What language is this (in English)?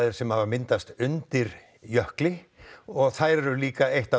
Icelandic